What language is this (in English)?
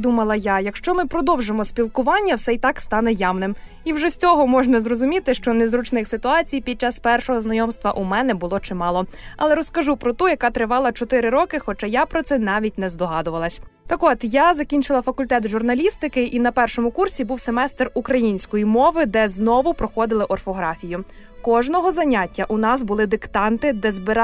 Ukrainian